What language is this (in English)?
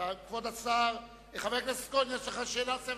Hebrew